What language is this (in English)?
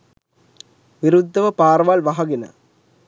Sinhala